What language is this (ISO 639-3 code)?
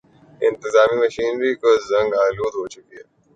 urd